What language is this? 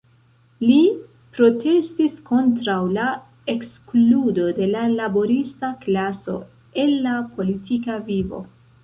Esperanto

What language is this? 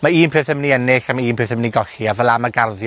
Welsh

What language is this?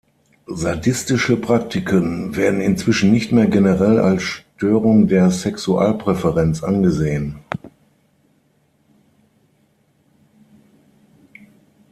German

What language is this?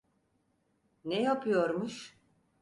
Turkish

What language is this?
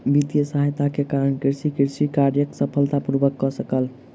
Maithili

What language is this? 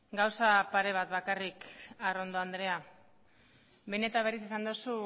Basque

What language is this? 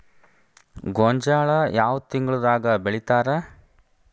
Kannada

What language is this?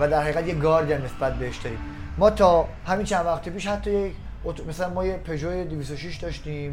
Persian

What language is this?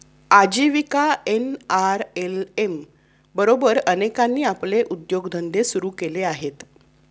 Marathi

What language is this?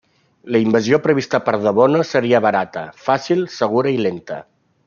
Catalan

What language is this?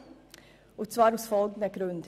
Swiss German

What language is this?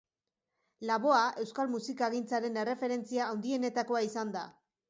Basque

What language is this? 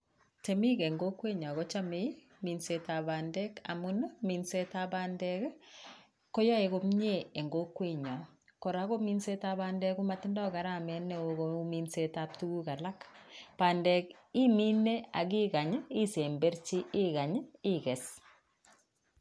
Kalenjin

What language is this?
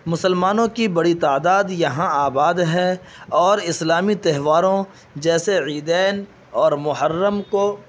Urdu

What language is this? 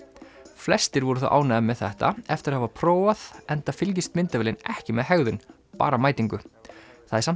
Icelandic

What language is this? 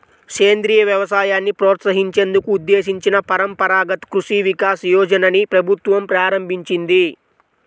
Telugu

